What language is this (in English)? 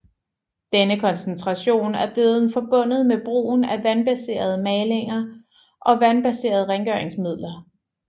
Danish